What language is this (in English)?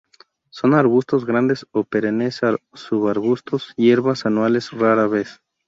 Spanish